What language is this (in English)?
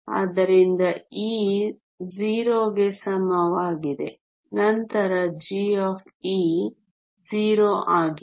Kannada